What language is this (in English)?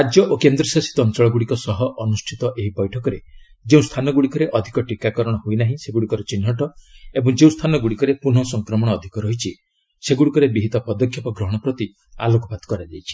Odia